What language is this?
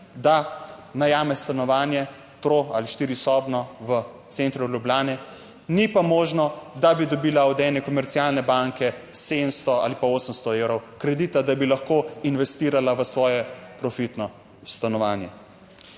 Slovenian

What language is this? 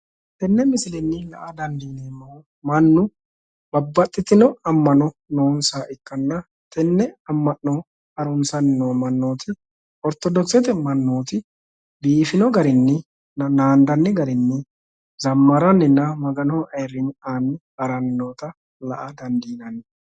Sidamo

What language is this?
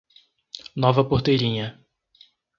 Portuguese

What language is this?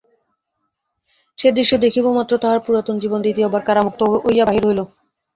Bangla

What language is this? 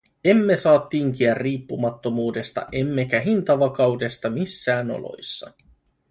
Finnish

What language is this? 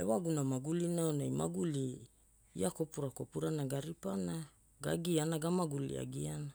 Hula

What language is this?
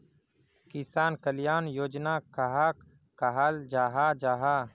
Magahi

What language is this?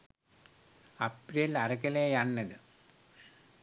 Sinhala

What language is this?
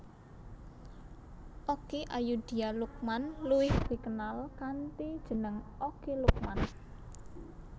Javanese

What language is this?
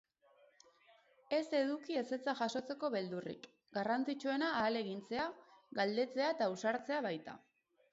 Basque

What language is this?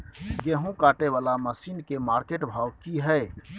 Maithili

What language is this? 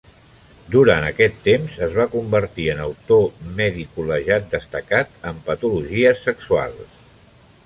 Catalan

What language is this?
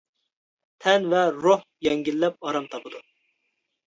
Uyghur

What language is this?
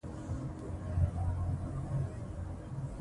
Pashto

